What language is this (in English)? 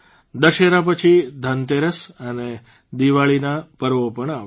Gujarati